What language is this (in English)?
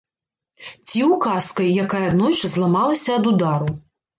Belarusian